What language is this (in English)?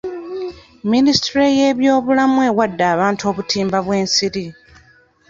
Ganda